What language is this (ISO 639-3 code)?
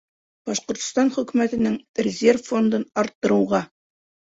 bak